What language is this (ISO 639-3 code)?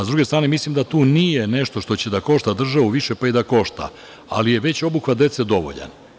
srp